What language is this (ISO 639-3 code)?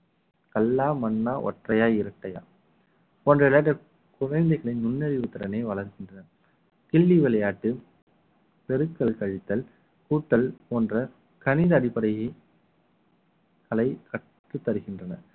tam